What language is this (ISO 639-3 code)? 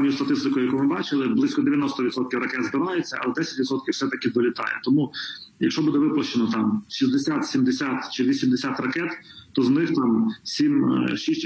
ukr